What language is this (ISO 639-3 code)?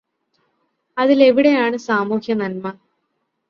mal